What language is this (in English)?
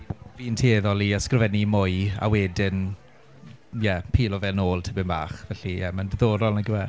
Welsh